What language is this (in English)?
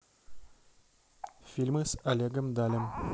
Russian